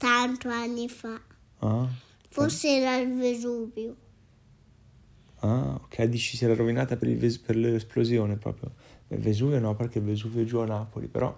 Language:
Italian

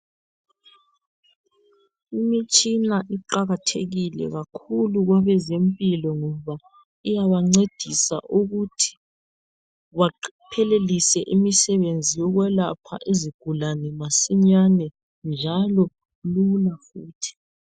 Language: North Ndebele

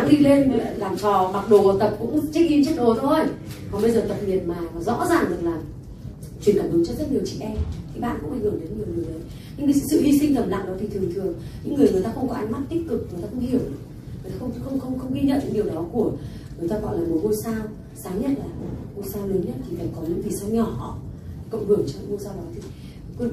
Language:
Vietnamese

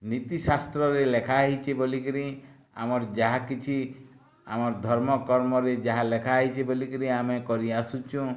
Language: Odia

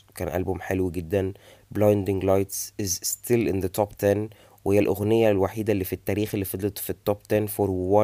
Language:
Arabic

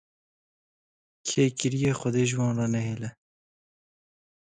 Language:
Kurdish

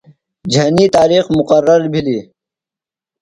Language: Phalura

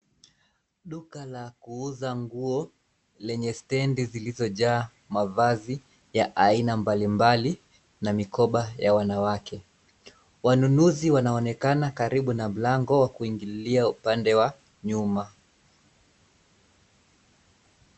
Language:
Swahili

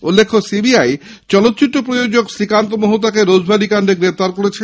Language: Bangla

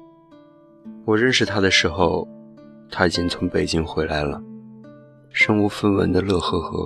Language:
Chinese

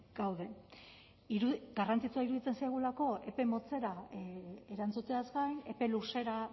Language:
Basque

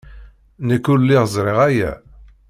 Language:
Kabyle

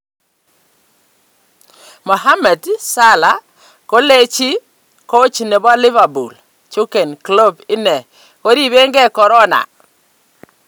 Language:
Kalenjin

